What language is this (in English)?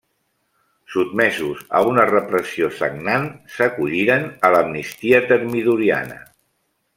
Catalan